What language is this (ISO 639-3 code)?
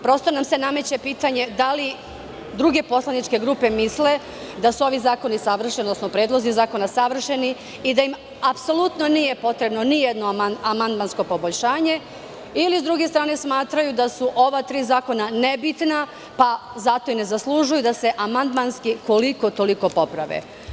srp